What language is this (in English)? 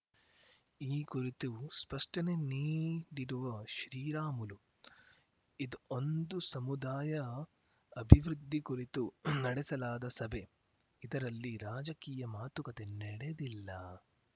Kannada